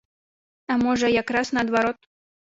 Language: Belarusian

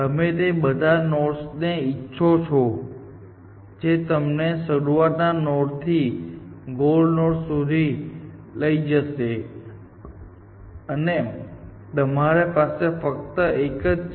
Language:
Gujarati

